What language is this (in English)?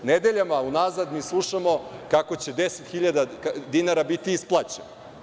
Serbian